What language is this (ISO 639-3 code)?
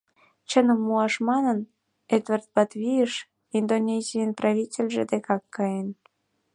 chm